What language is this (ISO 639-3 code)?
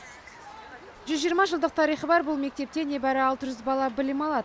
kaz